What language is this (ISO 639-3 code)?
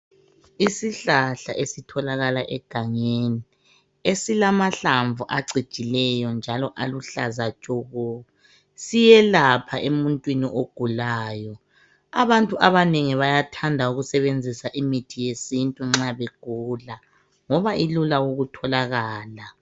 nde